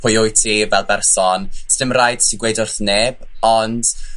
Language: Welsh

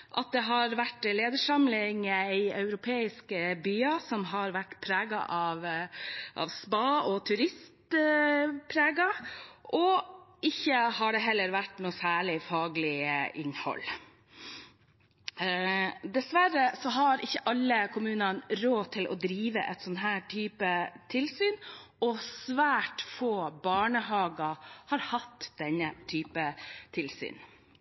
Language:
Norwegian Bokmål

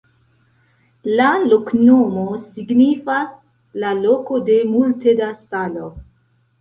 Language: Esperanto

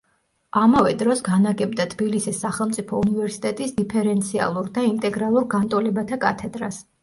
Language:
Georgian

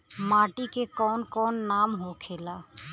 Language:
Bhojpuri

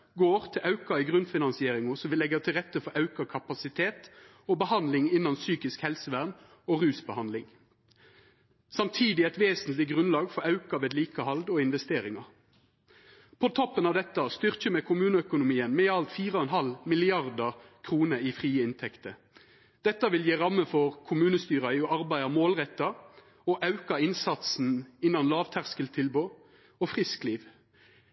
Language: Norwegian Nynorsk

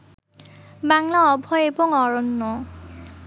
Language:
Bangla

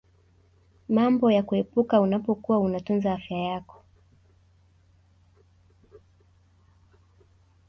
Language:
Swahili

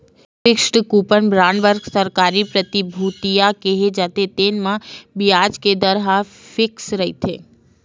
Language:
Chhattisgarhi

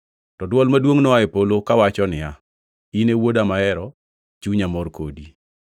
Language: Luo (Kenya and Tanzania)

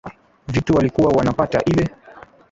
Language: Swahili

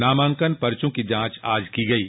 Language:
Hindi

